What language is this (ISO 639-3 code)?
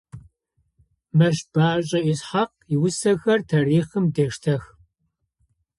ady